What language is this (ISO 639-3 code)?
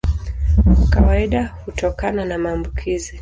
swa